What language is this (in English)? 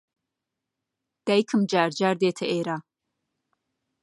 Central Kurdish